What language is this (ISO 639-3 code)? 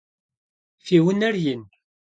kbd